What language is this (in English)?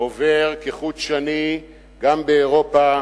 Hebrew